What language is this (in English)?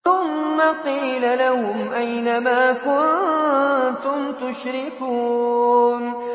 Arabic